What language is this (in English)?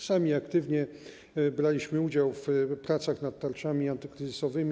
Polish